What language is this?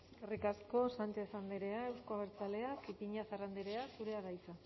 Basque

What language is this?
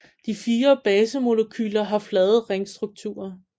Danish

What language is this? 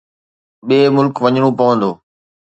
Sindhi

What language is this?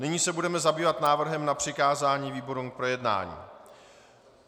Czech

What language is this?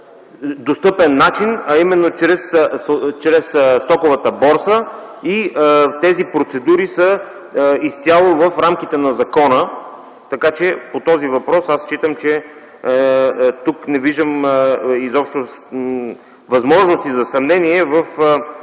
Bulgarian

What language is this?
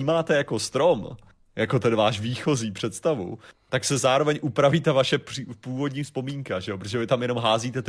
Czech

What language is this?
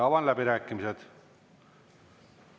Estonian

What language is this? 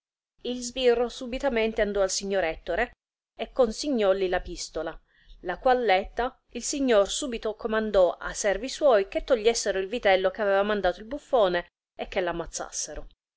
Italian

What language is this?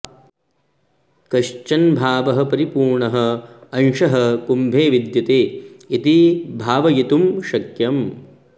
Sanskrit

